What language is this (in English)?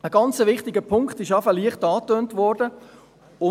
Swiss German